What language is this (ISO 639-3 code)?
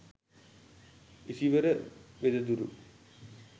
sin